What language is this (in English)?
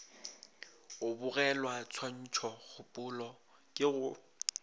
Northern Sotho